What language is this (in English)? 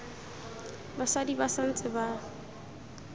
Tswana